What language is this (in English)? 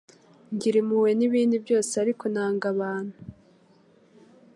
Kinyarwanda